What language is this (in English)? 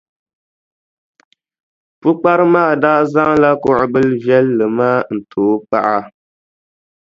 Dagbani